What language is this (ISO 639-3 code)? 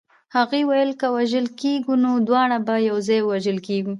pus